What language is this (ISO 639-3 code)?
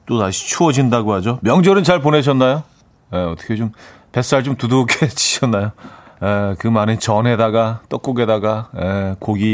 kor